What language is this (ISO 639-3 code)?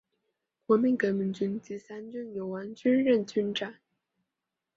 zho